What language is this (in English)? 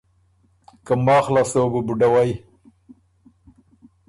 Ormuri